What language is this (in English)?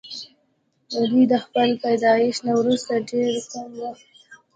Pashto